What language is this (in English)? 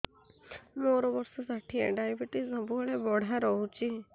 Odia